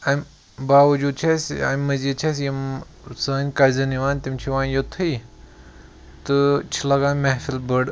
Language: Kashmiri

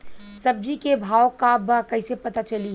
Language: Bhojpuri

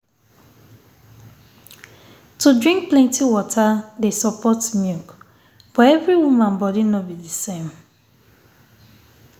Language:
Nigerian Pidgin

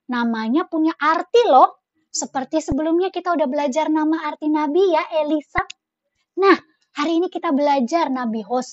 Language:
Indonesian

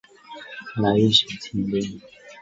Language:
Chinese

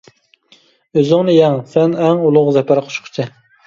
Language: Uyghur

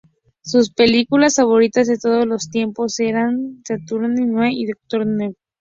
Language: Spanish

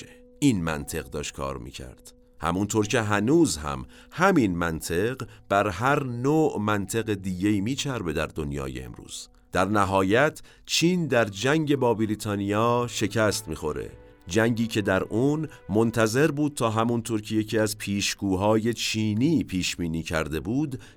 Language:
Persian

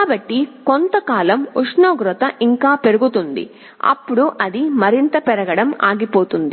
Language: Telugu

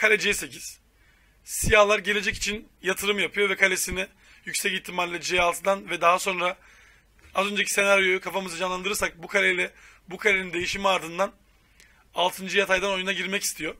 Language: Turkish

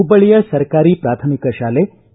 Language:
Kannada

